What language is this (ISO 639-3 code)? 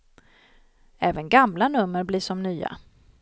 swe